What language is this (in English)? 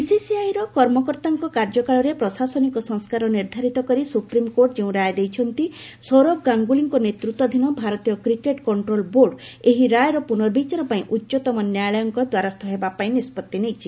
Odia